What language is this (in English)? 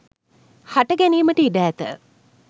Sinhala